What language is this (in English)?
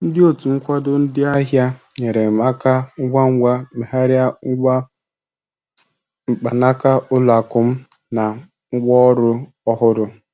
Igbo